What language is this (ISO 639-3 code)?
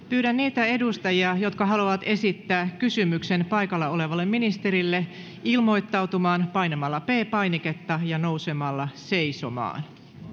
fin